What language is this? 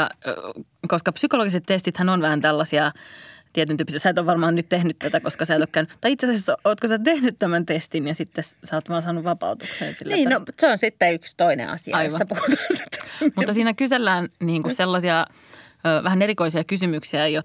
Finnish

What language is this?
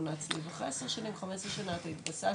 Hebrew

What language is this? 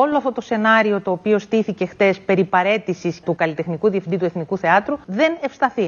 Greek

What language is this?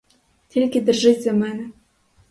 Ukrainian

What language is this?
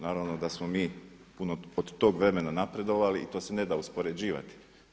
Croatian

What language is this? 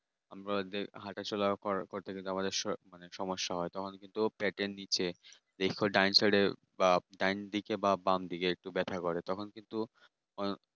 Bangla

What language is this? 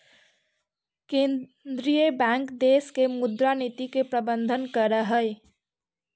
Magahi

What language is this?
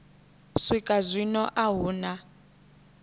Venda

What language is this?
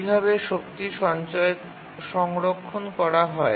Bangla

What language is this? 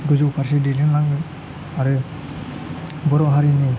Bodo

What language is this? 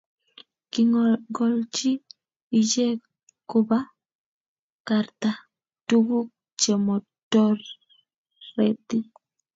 Kalenjin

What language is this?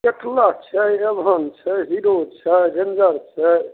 Maithili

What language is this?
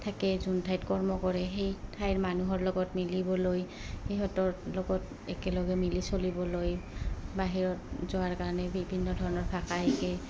Assamese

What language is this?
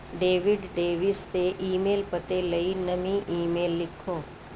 Punjabi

